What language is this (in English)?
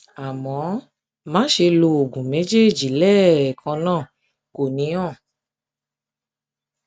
Yoruba